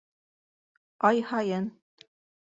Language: Bashkir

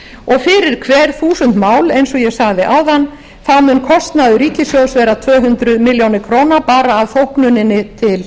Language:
Icelandic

